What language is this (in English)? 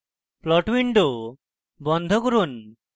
Bangla